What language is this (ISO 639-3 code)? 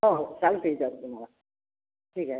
mar